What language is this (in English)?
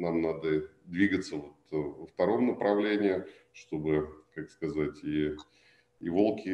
Russian